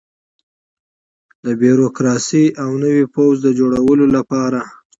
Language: Pashto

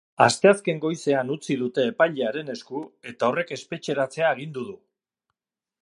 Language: Basque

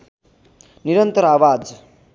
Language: Nepali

